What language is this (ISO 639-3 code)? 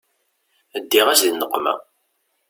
kab